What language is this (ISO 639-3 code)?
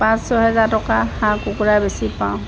asm